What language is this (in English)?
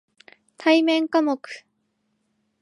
Japanese